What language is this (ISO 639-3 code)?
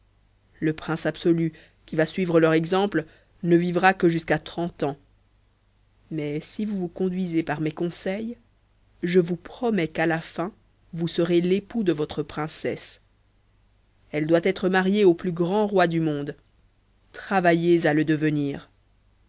fra